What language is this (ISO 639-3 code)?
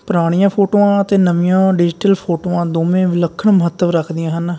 pan